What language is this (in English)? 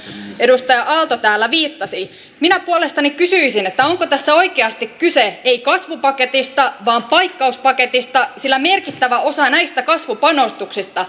Finnish